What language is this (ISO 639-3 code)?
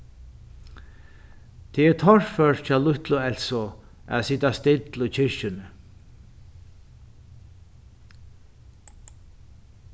fao